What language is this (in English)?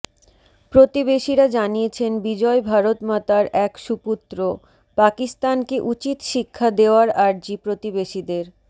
Bangla